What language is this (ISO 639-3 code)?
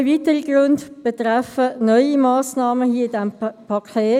gsw